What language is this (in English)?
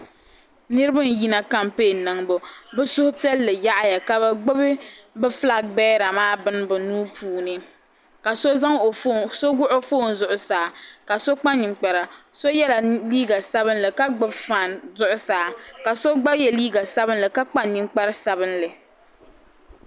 Dagbani